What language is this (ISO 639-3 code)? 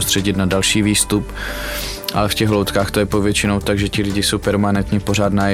ces